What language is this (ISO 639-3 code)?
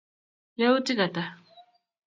kln